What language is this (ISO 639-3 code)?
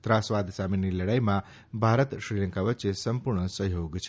guj